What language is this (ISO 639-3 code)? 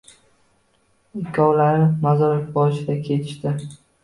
uzb